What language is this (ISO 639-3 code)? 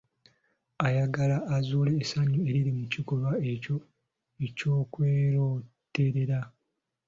lug